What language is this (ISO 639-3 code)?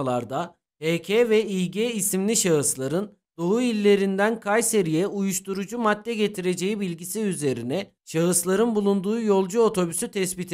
tur